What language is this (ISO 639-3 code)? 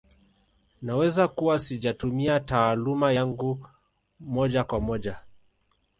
swa